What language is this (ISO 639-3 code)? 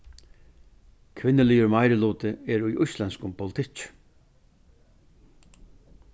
fao